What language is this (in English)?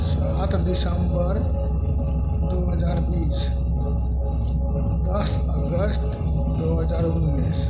Maithili